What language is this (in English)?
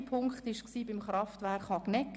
Swiss German